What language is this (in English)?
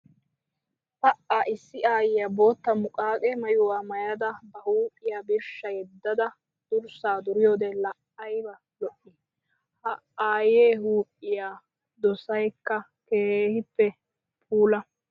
Wolaytta